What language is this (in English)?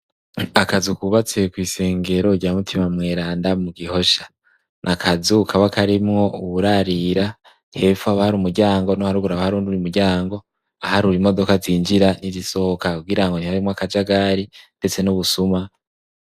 Rundi